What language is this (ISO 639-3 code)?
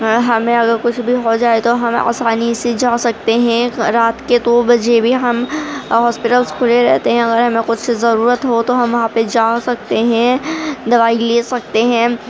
urd